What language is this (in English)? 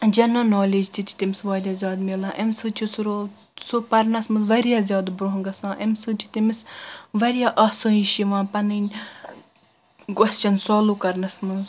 Kashmiri